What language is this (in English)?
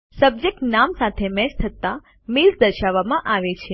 Gujarati